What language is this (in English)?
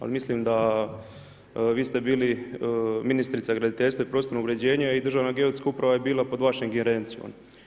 Croatian